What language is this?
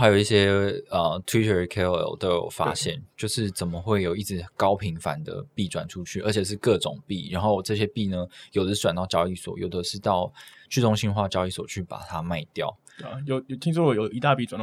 Chinese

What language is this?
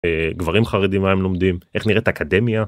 Hebrew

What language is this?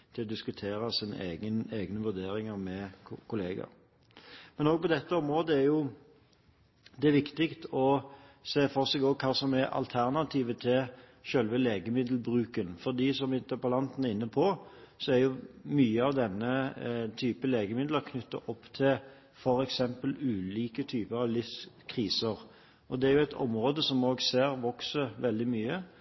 Norwegian Bokmål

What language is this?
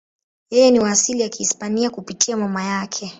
Swahili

